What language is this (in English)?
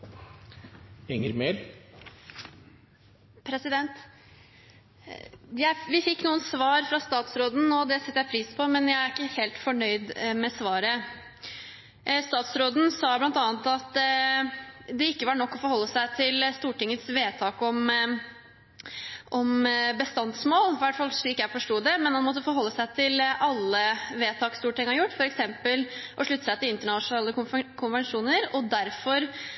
Norwegian Bokmål